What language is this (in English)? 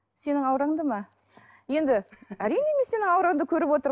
Kazakh